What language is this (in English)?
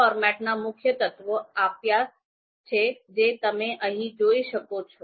Gujarati